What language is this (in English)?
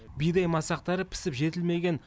Kazakh